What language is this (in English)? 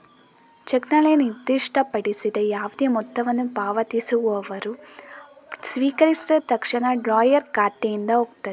Kannada